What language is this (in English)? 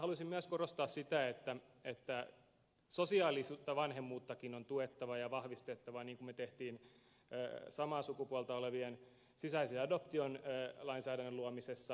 Finnish